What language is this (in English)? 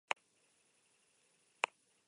Basque